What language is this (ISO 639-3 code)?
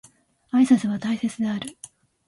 jpn